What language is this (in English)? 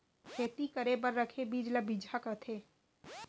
Chhattisgarhi